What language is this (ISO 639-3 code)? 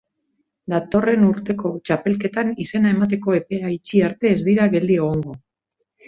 eus